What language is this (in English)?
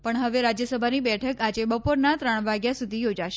Gujarati